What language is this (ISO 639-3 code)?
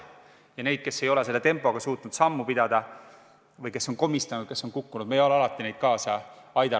est